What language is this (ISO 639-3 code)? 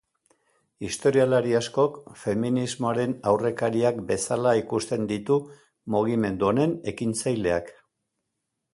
eus